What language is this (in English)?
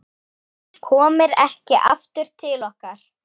Icelandic